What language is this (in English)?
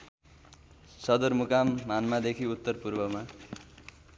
Nepali